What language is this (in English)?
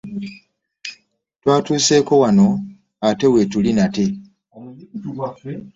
Ganda